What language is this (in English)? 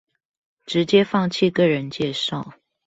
Chinese